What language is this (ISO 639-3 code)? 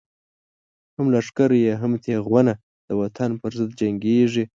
pus